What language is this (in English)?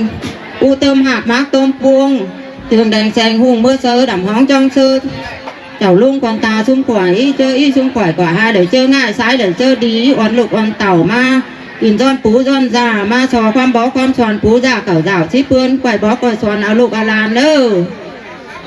Vietnamese